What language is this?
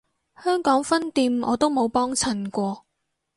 Cantonese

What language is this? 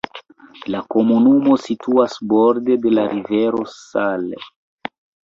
Esperanto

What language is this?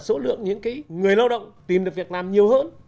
Vietnamese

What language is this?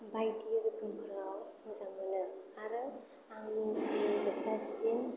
Bodo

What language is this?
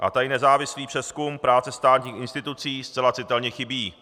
Czech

